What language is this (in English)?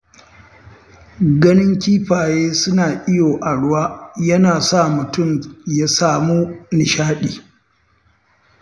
Hausa